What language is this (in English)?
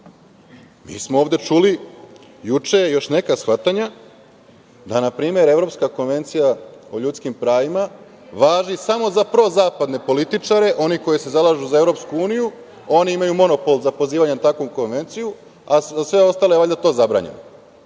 Serbian